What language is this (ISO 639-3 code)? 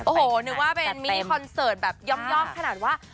tha